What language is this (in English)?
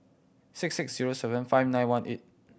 English